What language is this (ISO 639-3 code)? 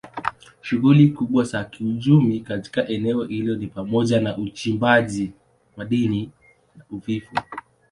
swa